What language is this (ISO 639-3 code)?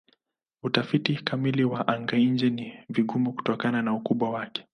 swa